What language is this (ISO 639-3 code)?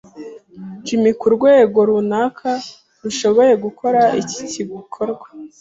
kin